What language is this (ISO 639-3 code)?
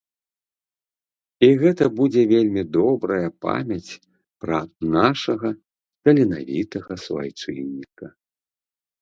bel